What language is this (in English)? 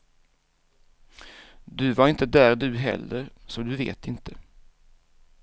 Swedish